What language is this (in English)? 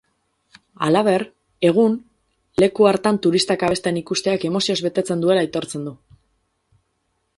Basque